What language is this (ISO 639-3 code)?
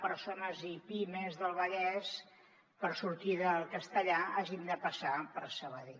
cat